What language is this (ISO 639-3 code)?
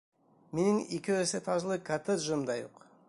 bak